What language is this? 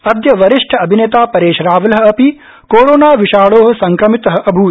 Sanskrit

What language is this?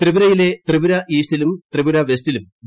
Malayalam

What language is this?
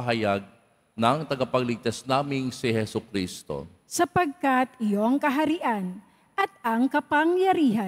Filipino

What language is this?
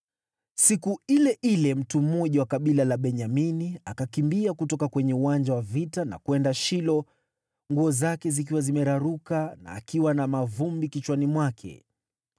Swahili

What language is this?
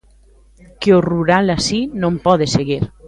Galician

